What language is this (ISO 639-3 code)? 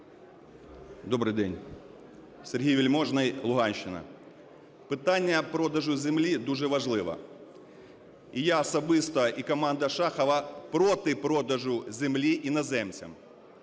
ukr